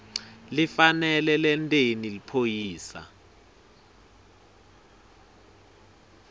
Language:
Swati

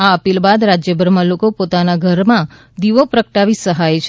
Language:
Gujarati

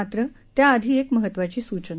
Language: Marathi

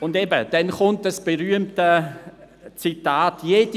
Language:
Swiss German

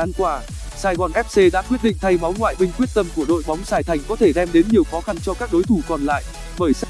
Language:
Vietnamese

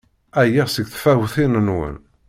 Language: Kabyle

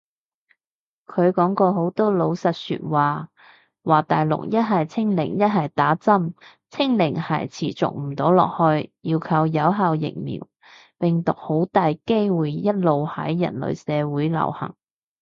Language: Cantonese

